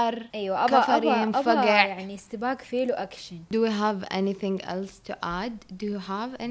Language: Arabic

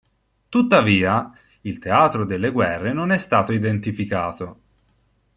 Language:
Italian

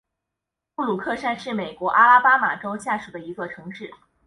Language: Chinese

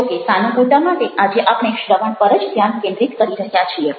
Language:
Gujarati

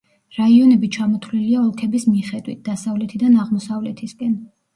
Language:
Georgian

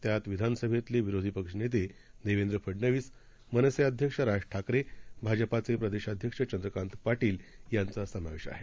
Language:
Marathi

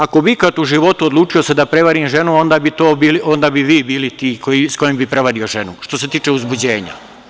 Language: Serbian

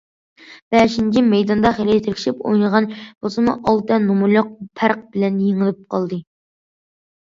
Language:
Uyghur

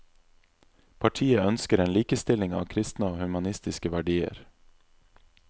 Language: Norwegian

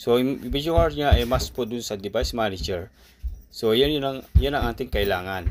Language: Filipino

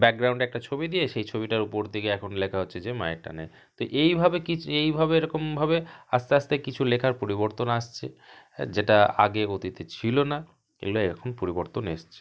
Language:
Bangla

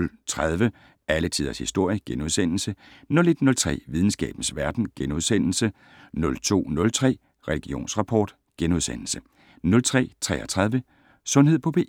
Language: Danish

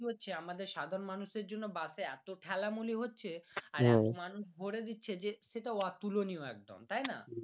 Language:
Bangla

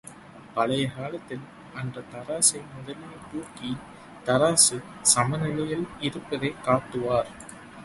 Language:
Tamil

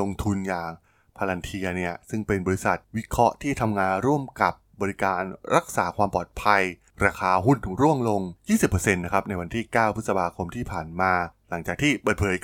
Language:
Thai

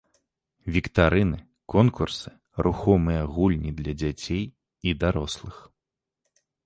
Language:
Belarusian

